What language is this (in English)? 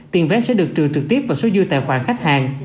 Vietnamese